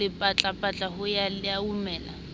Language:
Southern Sotho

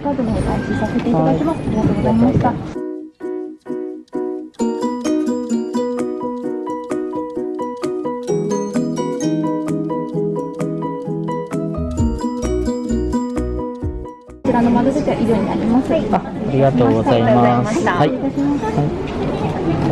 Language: Indonesian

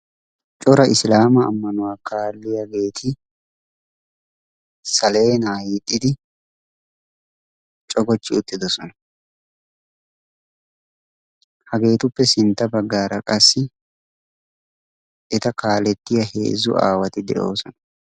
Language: Wolaytta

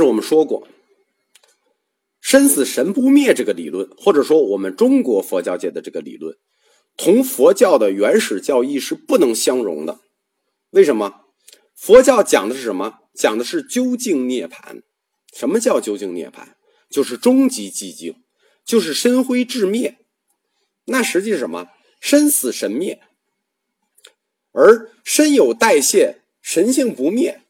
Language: Chinese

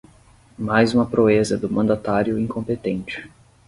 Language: Portuguese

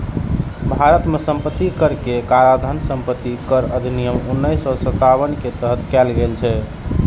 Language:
Maithili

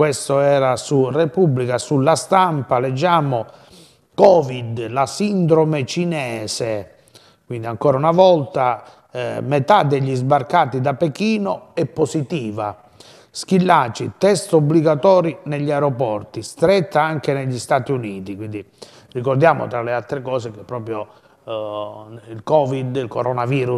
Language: Italian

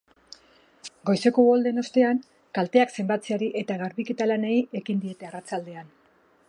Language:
Basque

